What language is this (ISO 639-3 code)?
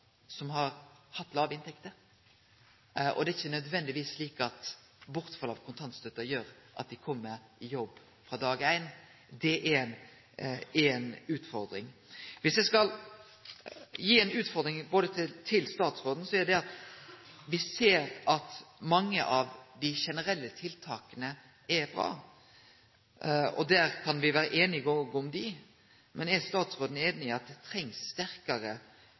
nno